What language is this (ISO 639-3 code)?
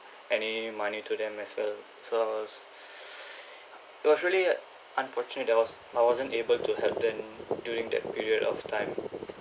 eng